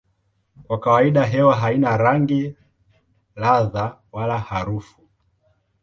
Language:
Swahili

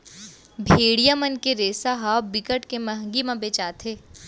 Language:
Chhattisgarhi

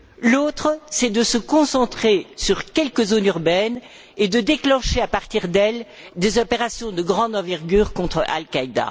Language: French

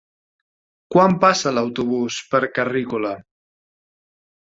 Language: Catalan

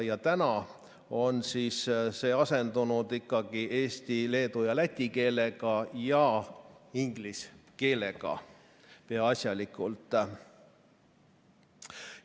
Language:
Estonian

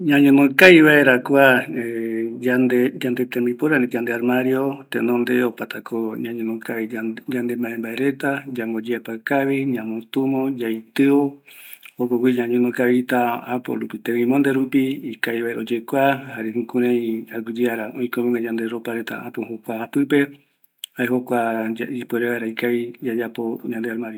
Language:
Eastern Bolivian Guaraní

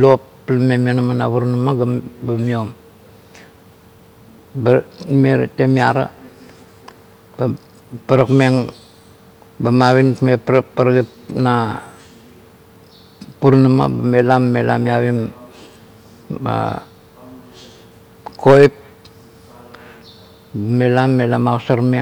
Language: Kuot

